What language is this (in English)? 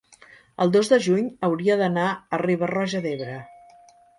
Catalan